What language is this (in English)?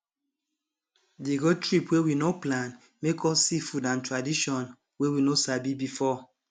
Nigerian Pidgin